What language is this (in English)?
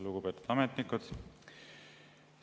Estonian